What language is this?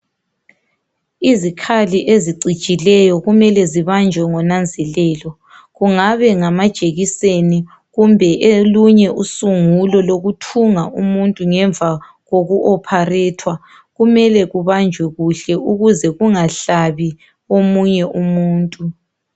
North Ndebele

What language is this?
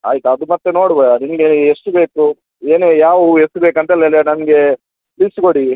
Kannada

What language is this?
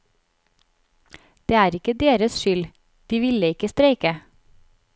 Norwegian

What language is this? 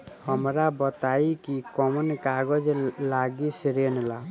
Bhojpuri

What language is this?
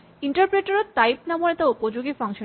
Assamese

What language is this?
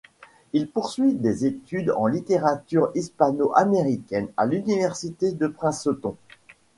French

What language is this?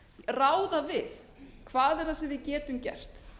Icelandic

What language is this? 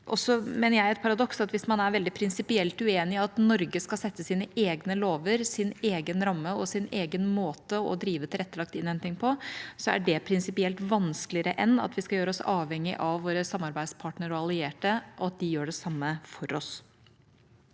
Norwegian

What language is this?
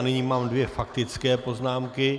Czech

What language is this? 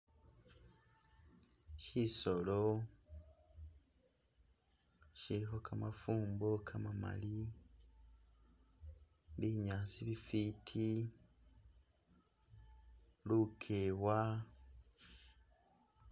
Masaaba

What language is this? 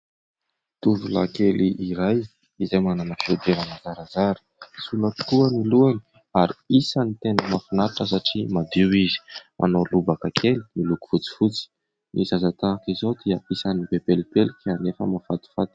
Malagasy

